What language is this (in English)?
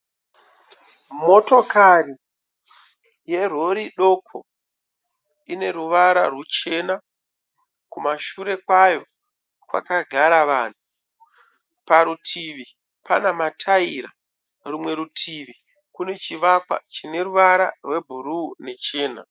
Shona